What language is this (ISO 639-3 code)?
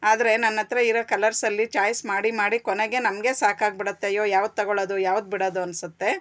kan